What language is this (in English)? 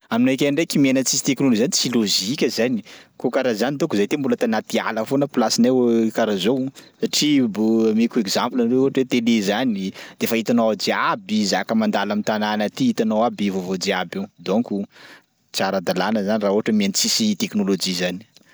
Sakalava Malagasy